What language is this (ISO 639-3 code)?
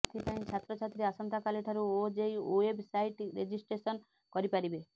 ori